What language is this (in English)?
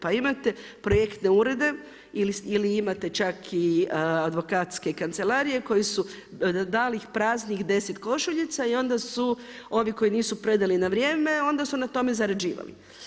Croatian